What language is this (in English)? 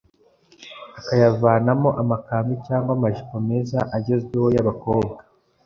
Kinyarwanda